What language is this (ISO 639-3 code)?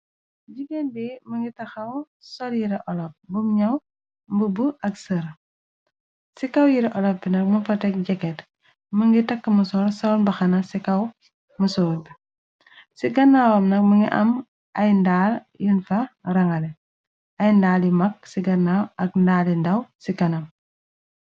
wol